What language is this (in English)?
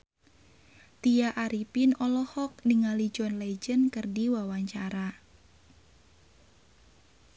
Sundanese